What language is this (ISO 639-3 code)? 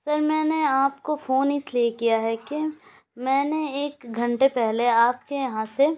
urd